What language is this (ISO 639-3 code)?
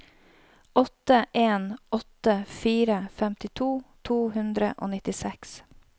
nor